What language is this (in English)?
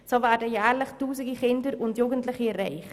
Swiss German